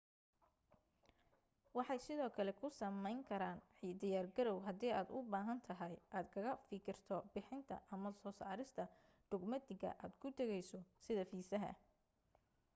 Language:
Somali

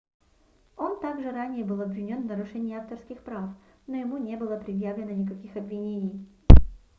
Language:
Russian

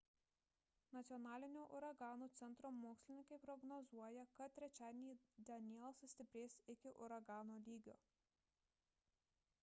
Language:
Lithuanian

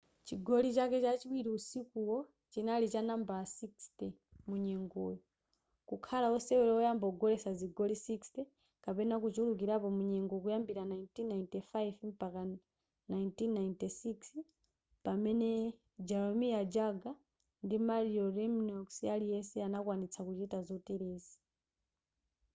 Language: Nyanja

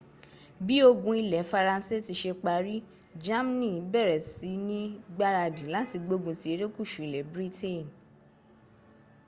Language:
Yoruba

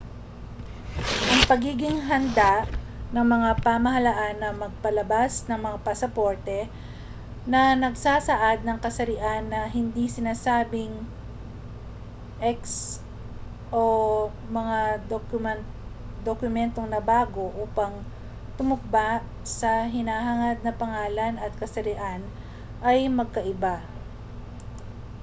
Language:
Filipino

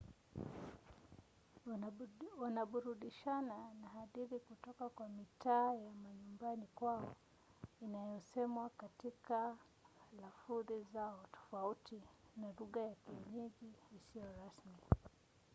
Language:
Swahili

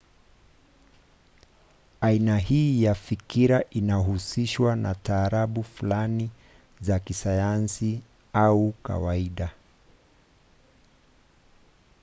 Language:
Swahili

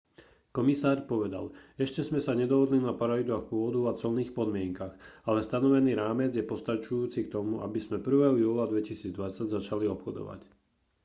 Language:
Slovak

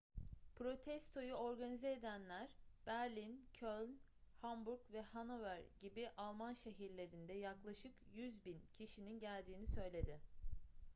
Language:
Turkish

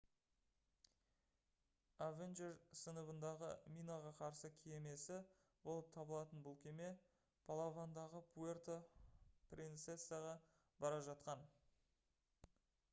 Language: Kazakh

